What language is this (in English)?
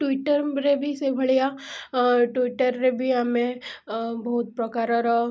Odia